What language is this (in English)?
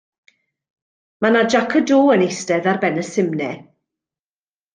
Welsh